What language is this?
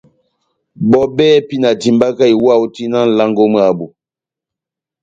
Batanga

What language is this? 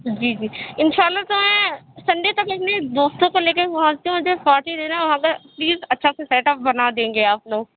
Urdu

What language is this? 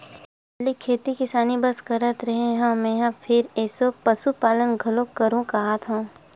Chhattisgarhi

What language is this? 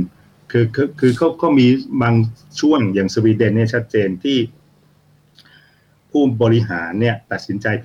Thai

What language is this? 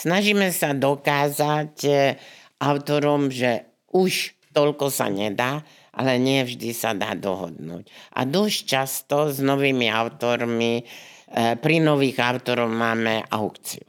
Slovak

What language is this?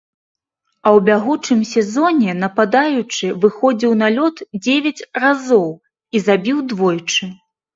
Belarusian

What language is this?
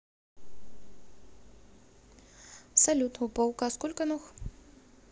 Russian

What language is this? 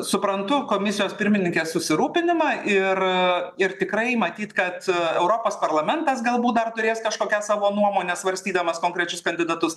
Lithuanian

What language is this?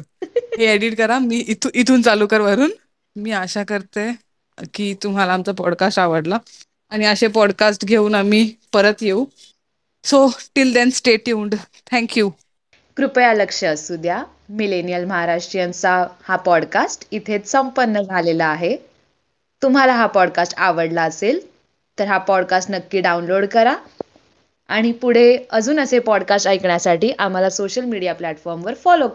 Marathi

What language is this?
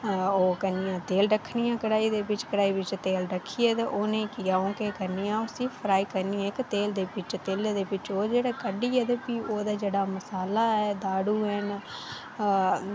Dogri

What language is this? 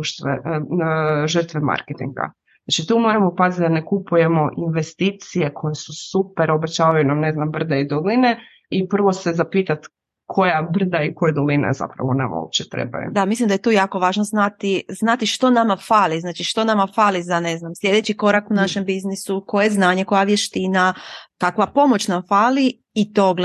Croatian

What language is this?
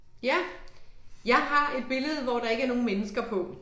Danish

